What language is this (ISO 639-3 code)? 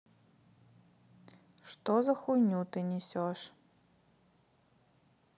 rus